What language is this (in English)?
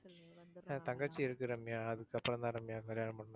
Tamil